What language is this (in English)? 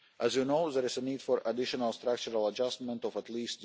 English